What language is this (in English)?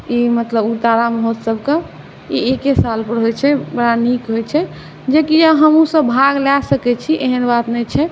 Maithili